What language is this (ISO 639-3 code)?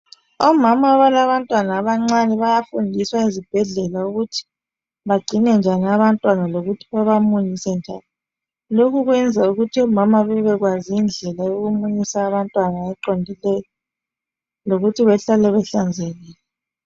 nde